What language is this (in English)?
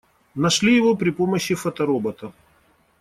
Russian